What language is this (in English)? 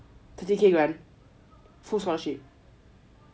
English